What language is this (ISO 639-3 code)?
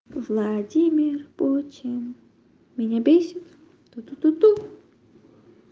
rus